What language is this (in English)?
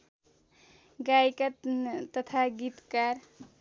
Nepali